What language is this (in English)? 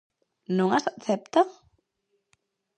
Galician